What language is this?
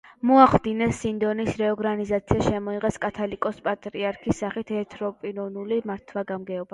Georgian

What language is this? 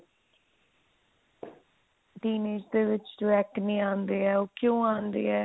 Punjabi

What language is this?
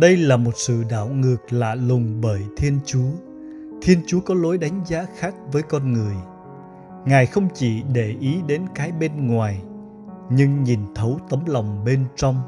Vietnamese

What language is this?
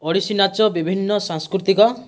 Odia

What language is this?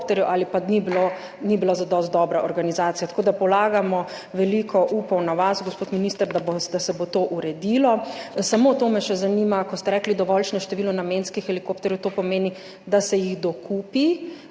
Slovenian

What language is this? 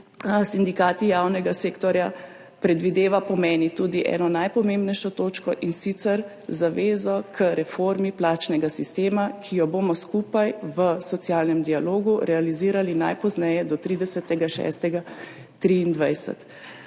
Slovenian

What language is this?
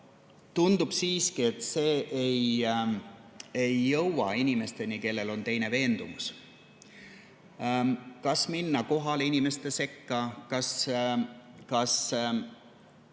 Estonian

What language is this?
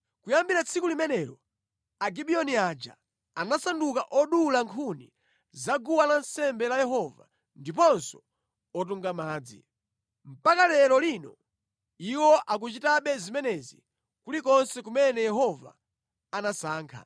Nyanja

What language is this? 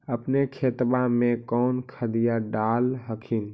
Magahi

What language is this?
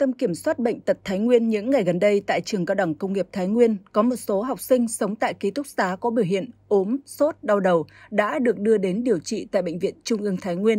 Vietnamese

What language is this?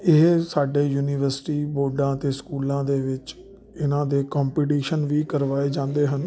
Punjabi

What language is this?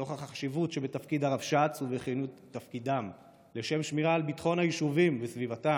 Hebrew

